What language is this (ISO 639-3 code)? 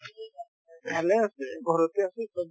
asm